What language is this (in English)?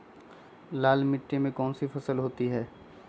Magahi